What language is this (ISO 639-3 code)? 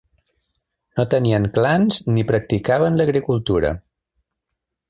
cat